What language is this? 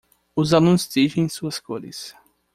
Portuguese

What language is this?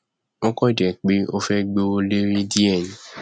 Yoruba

